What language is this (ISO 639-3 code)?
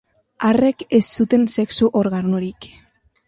eus